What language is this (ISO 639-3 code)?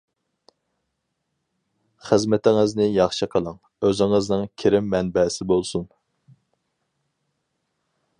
uig